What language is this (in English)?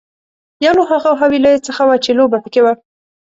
Pashto